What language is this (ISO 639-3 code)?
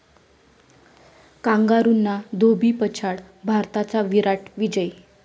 mar